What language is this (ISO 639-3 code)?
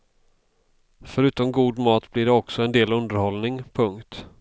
swe